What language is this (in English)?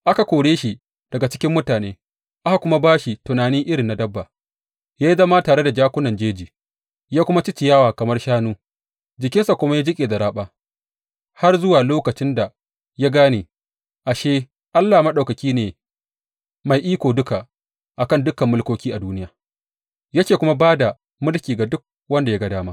Hausa